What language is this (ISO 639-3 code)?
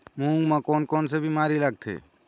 hne